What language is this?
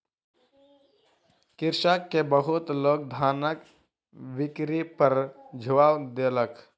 Maithili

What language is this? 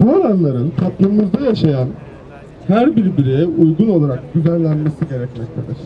Turkish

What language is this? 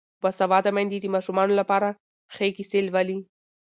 Pashto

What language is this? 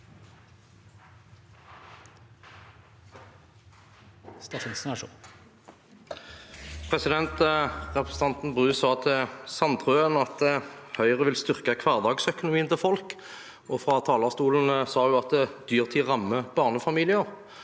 Norwegian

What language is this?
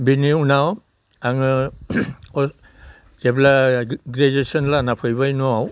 Bodo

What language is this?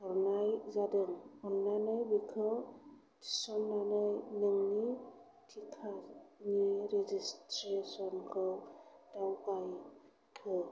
Bodo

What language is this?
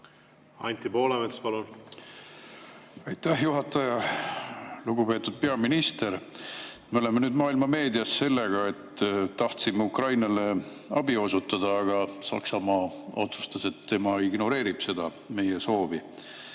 Estonian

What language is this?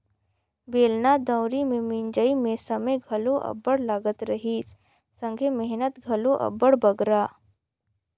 Chhattisgarhi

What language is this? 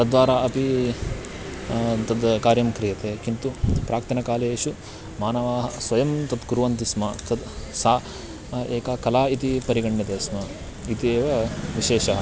Sanskrit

